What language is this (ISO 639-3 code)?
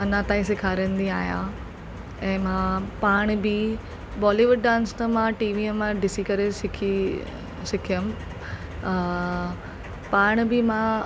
snd